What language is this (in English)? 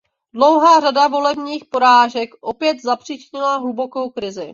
Czech